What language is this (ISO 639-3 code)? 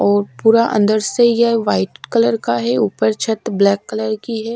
hin